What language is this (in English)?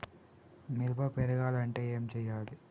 Telugu